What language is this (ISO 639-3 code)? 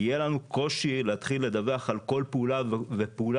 heb